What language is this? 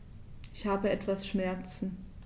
German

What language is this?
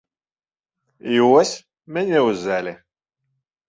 Belarusian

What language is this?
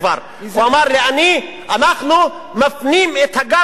Hebrew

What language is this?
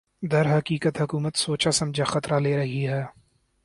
Urdu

